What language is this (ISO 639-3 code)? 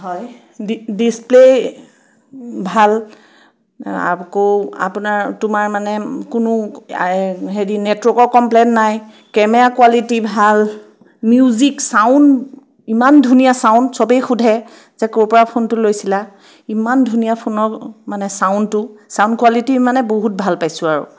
asm